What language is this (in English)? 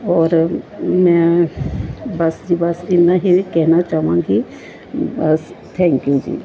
Punjabi